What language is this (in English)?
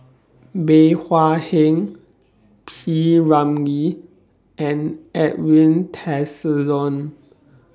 English